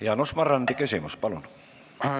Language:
Estonian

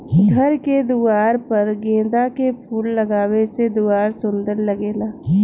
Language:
Bhojpuri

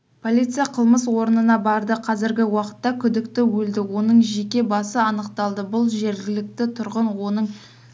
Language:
Kazakh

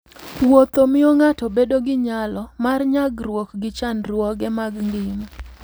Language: Luo (Kenya and Tanzania)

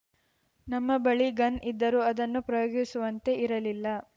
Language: Kannada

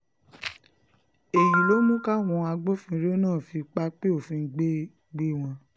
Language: Yoruba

